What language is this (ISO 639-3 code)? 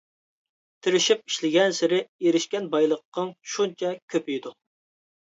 uig